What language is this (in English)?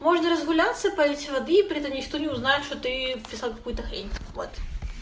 Russian